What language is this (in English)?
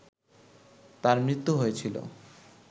Bangla